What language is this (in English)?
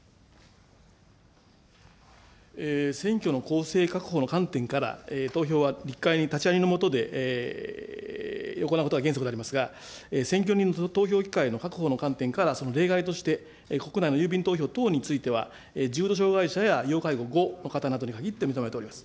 Japanese